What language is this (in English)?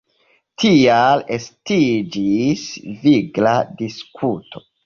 Esperanto